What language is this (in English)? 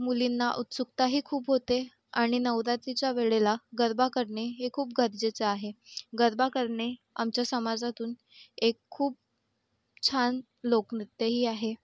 Marathi